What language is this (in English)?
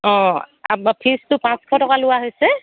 Assamese